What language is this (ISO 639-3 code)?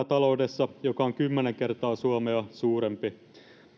fin